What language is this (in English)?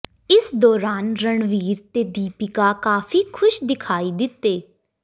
Punjabi